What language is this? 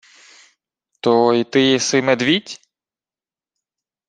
Ukrainian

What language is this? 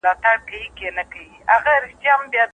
Pashto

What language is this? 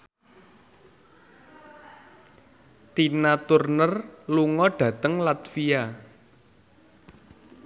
Javanese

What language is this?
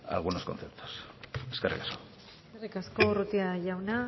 Basque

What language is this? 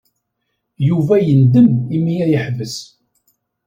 Kabyle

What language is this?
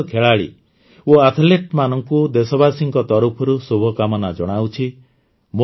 Odia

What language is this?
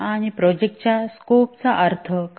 Marathi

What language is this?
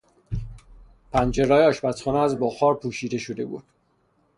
Persian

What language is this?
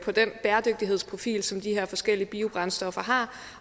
Danish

